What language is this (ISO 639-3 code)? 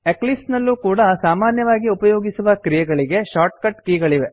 kan